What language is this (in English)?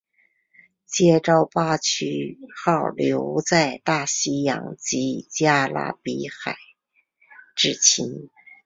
Chinese